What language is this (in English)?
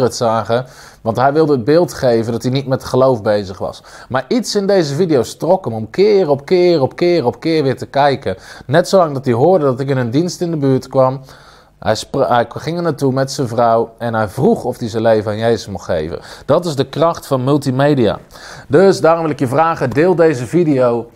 Dutch